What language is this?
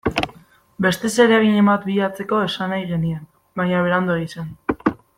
Basque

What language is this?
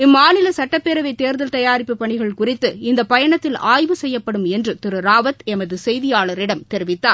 Tamil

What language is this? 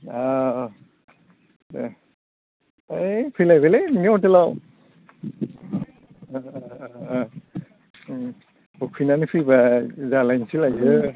Bodo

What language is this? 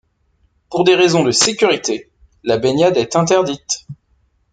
French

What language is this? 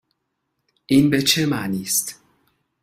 Persian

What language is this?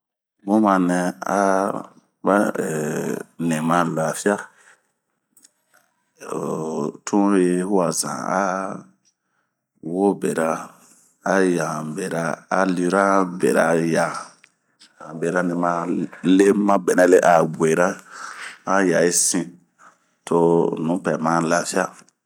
Bomu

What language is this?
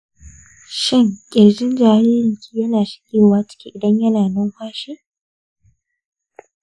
Hausa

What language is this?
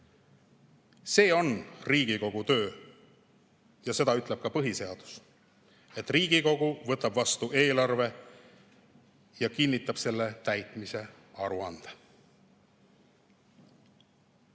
Estonian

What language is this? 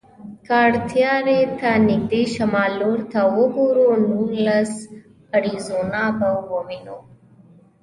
Pashto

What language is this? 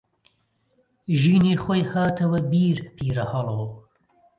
Central Kurdish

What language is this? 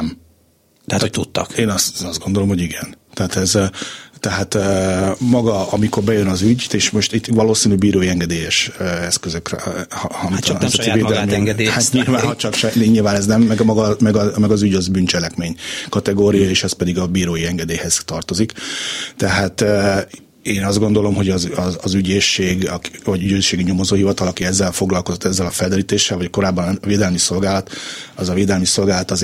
Hungarian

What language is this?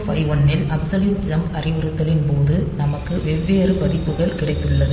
Tamil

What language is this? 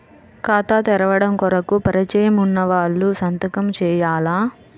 Telugu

